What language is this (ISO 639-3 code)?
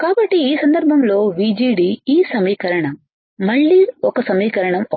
tel